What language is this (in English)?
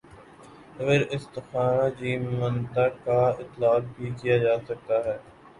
Urdu